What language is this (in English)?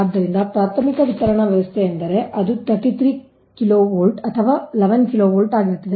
Kannada